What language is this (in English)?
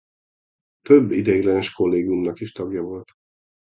Hungarian